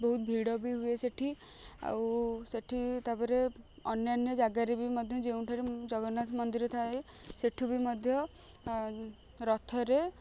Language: Odia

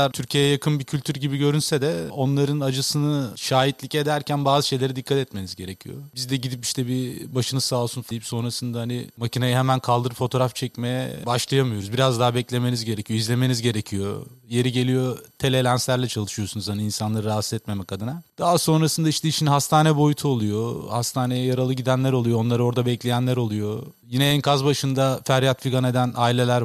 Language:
Turkish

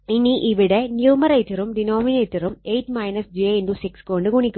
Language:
Malayalam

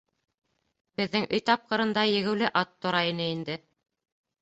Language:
Bashkir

